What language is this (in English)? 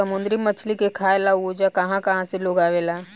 Bhojpuri